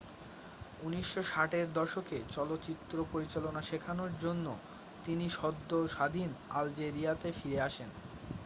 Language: Bangla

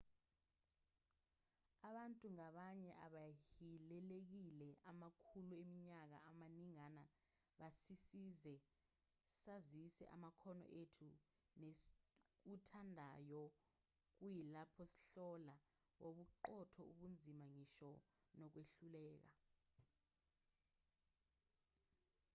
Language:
Zulu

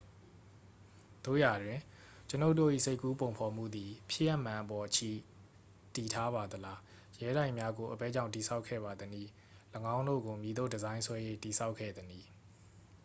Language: Burmese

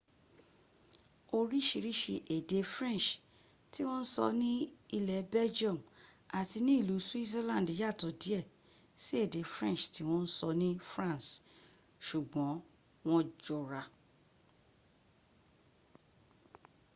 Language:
Yoruba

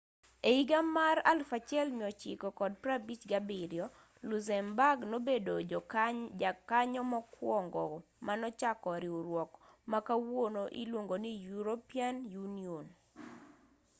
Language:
Luo (Kenya and Tanzania)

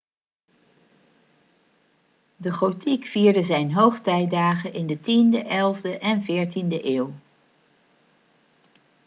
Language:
Dutch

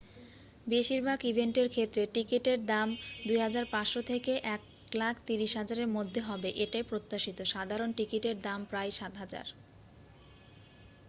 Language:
Bangla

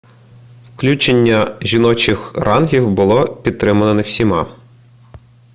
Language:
Ukrainian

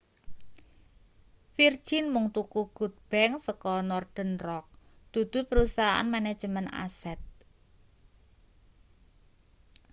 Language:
Javanese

